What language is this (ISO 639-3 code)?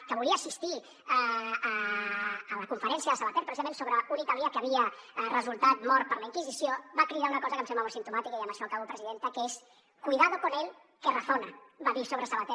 cat